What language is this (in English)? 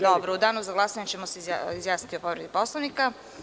Serbian